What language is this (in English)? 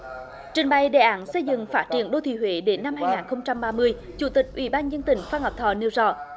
Vietnamese